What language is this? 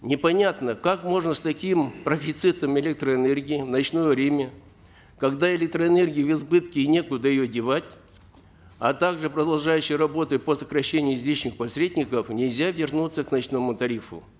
Kazakh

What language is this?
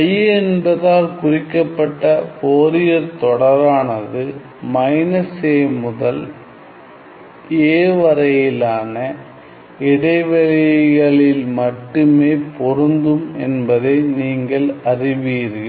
Tamil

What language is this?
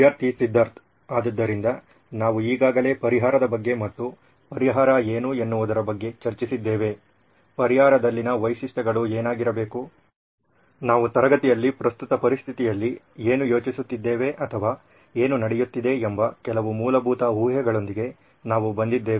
Kannada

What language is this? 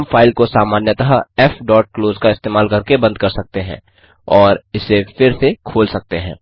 Hindi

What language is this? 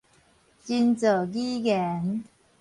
Min Nan Chinese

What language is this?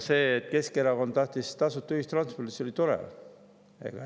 Estonian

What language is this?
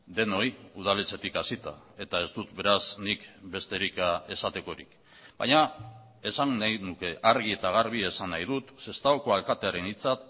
Basque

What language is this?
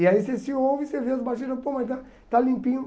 Portuguese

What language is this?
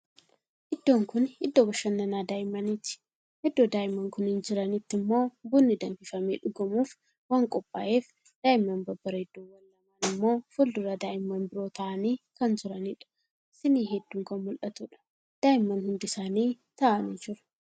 Oromo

